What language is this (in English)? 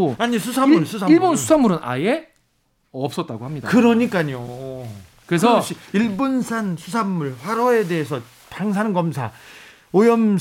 Korean